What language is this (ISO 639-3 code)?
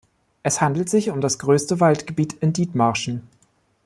deu